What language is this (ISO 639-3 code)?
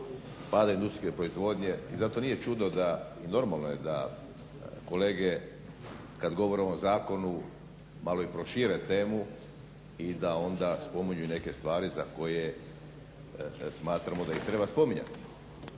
hrv